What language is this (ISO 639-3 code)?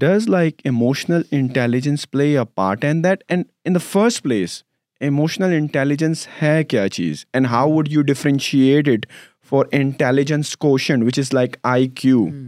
urd